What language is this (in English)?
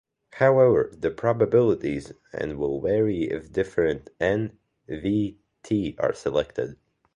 English